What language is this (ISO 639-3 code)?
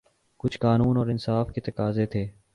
urd